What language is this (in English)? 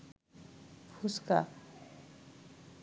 Bangla